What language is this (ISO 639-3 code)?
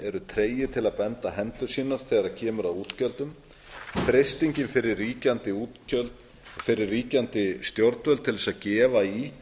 isl